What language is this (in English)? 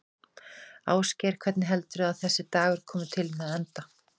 Icelandic